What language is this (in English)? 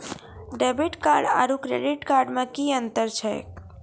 Maithili